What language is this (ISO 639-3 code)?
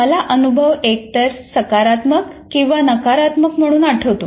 mar